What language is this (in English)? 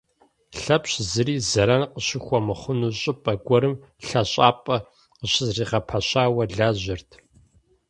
Kabardian